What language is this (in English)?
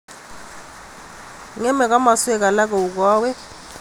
Kalenjin